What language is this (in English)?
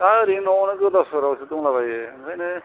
Bodo